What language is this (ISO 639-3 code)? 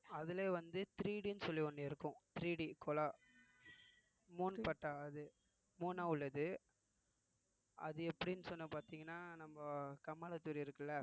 tam